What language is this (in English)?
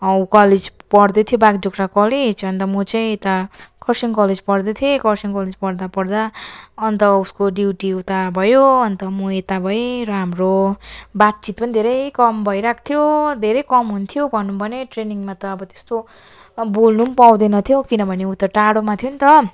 Nepali